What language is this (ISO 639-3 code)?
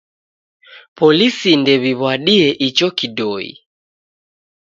dav